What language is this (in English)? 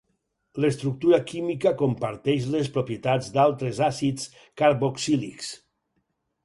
Catalan